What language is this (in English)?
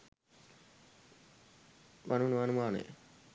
Sinhala